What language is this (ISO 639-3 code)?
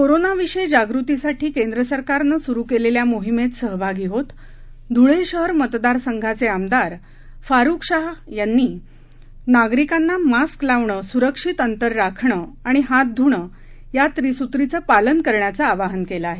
mar